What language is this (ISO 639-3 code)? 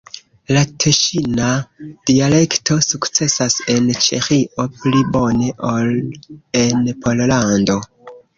epo